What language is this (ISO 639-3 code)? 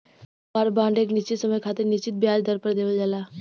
bho